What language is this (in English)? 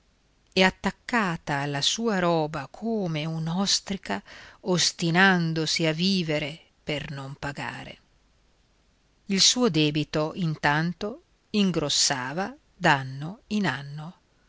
Italian